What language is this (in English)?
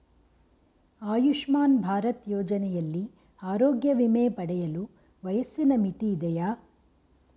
Kannada